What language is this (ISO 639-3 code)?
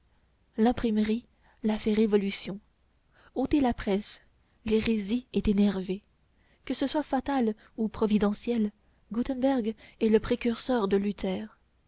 fra